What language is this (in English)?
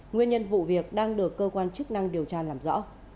Vietnamese